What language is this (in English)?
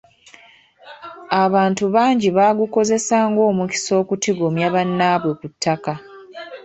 Ganda